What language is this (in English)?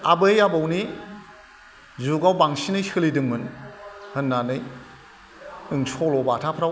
Bodo